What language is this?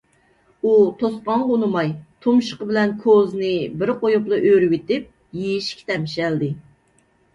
Uyghur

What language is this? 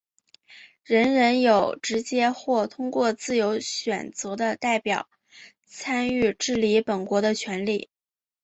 Chinese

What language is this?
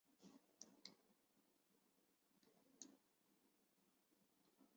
Chinese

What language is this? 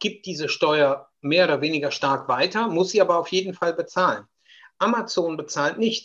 German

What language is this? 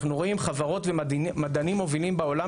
Hebrew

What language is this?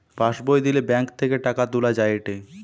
Bangla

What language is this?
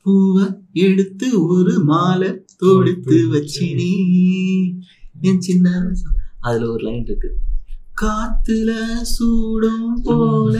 Tamil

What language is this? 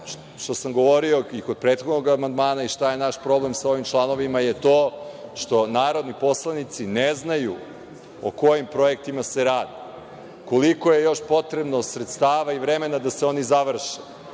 Serbian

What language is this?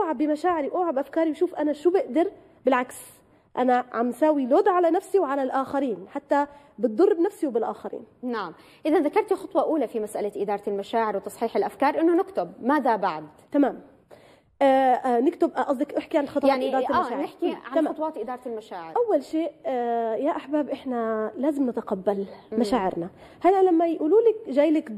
Arabic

